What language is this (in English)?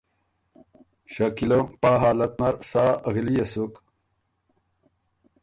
Ormuri